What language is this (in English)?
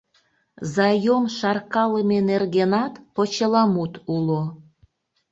Mari